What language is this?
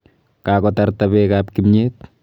Kalenjin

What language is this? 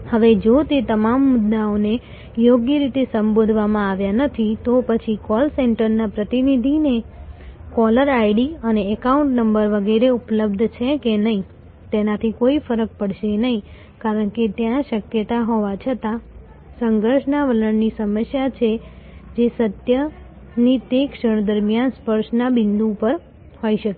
Gujarati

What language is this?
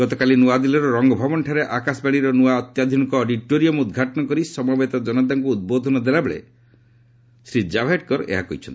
Odia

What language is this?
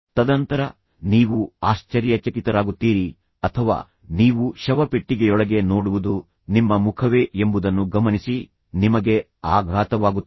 Kannada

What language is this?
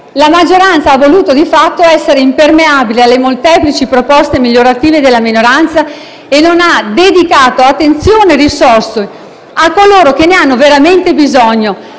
Italian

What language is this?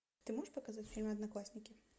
Russian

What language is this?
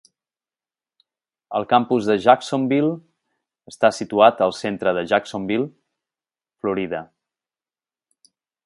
Catalan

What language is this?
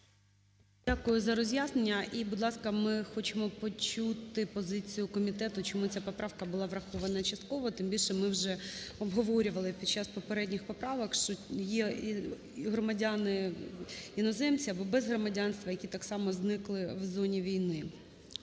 Ukrainian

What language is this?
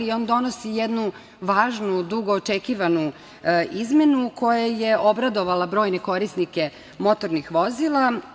Serbian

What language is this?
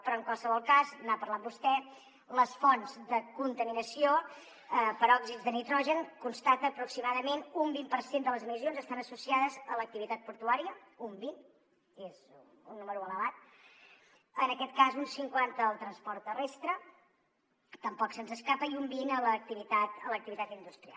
Catalan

